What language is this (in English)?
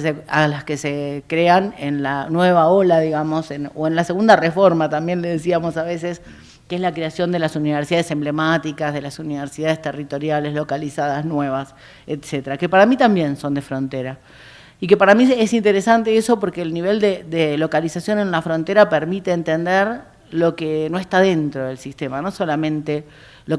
Spanish